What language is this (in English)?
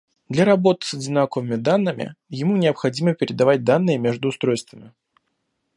Russian